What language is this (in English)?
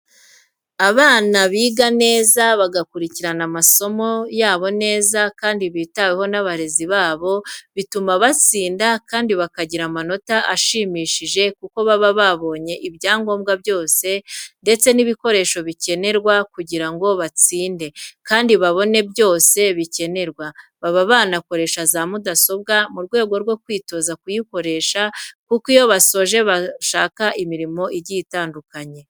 Kinyarwanda